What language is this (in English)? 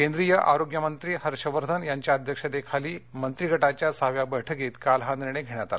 Marathi